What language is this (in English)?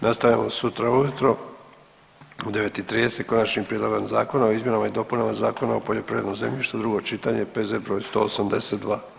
Croatian